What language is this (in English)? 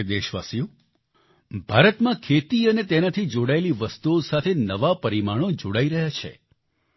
Gujarati